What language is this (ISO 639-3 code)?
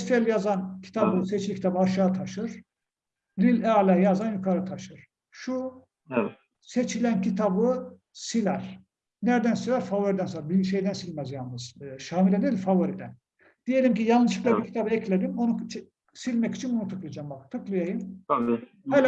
tur